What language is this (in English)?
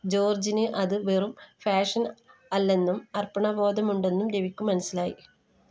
Malayalam